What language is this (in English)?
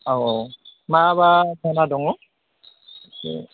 Bodo